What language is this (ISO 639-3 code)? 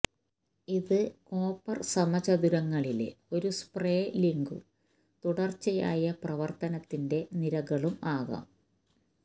mal